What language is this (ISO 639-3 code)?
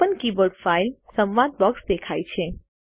guj